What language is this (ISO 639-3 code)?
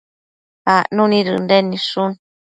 mcf